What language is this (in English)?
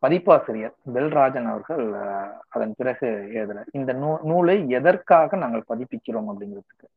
Tamil